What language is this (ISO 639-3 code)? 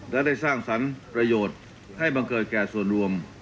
tha